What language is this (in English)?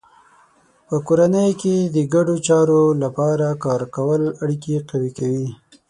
Pashto